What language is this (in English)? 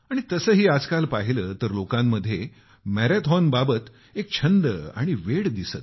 Marathi